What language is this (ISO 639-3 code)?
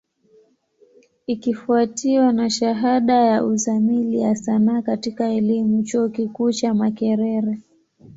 swa